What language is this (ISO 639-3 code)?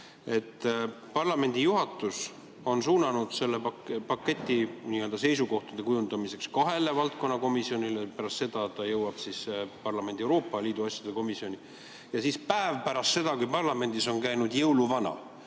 est